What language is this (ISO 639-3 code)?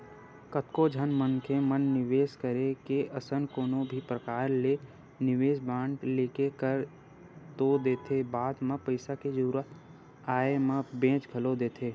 hne